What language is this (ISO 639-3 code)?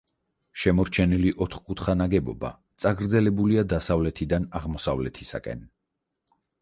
kat